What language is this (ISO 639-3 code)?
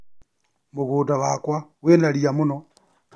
kik